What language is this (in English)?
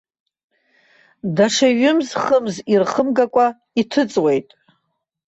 Abkhazian